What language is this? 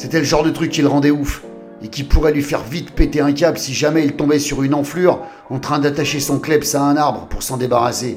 French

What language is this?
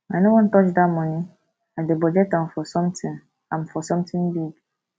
Nigerian Pidgin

